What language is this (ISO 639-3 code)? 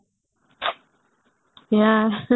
ori